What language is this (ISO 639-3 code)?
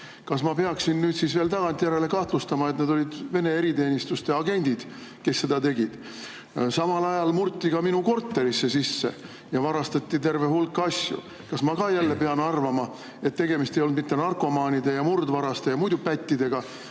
est